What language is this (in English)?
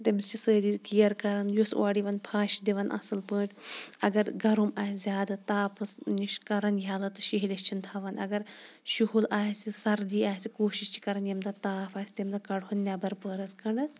Kashmiri